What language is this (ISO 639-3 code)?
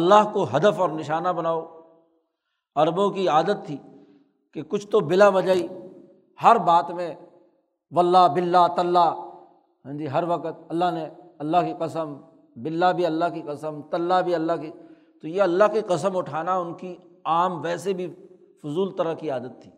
urd